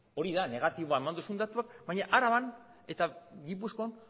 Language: Basque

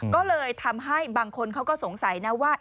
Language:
Thai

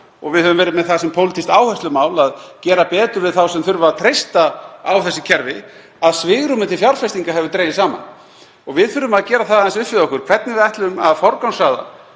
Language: Icelandic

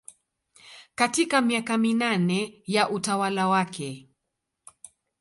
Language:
Swahili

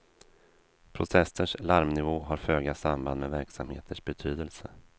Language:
Swedish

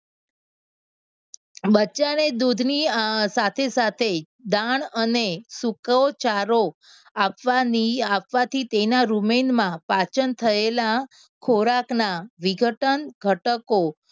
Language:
Gujarati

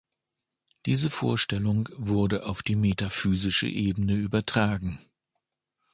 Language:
German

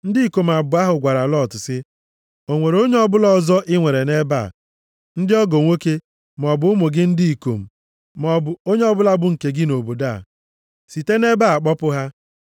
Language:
Igbo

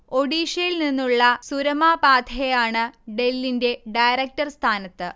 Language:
Malayalam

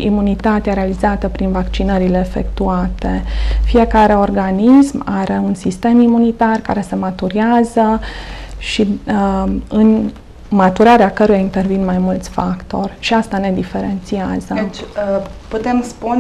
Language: Romanian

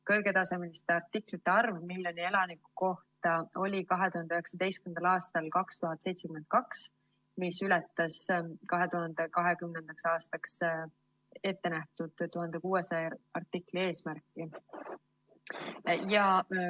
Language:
Estonian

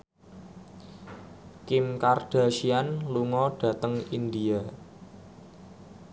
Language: Javanese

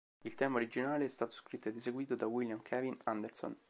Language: Italian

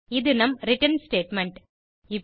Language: Tamil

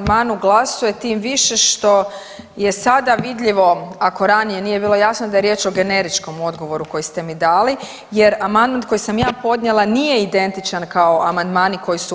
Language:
Croatian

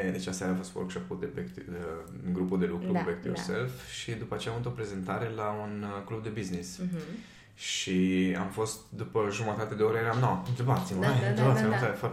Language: Romanian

